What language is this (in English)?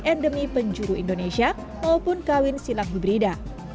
Indonesian